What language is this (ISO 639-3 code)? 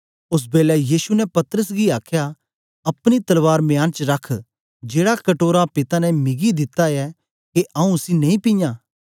doi